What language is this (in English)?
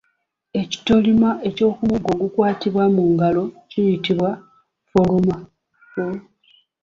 Ganda